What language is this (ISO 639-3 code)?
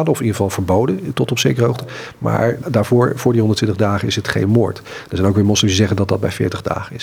nld